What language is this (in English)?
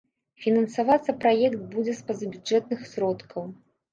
Belarusian